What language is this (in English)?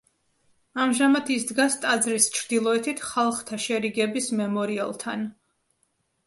Georgian